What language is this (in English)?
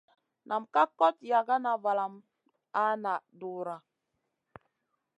Masana